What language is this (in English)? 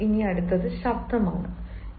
Malayalam